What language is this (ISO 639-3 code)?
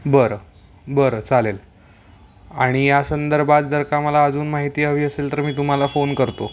mar